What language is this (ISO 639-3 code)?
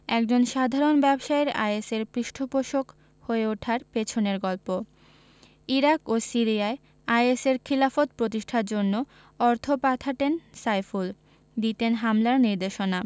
ben